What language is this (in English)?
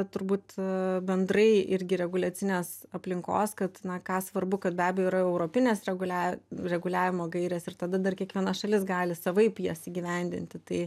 Lithuanian